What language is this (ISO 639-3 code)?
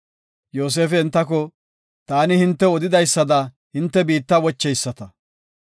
gof